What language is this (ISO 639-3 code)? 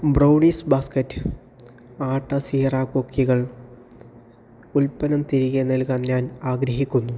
mal